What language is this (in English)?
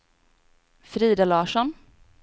Swedish